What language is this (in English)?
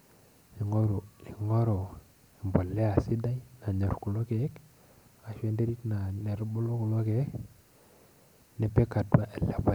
Masai